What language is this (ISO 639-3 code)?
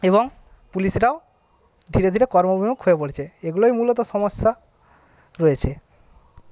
ben